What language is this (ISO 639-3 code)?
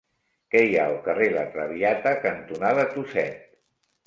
cat